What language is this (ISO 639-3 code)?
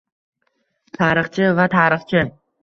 uzb